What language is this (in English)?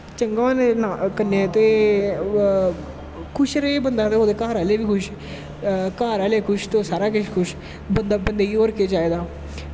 Dogri